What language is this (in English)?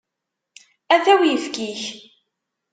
Kabyle